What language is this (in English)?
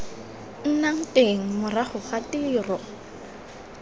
Tswana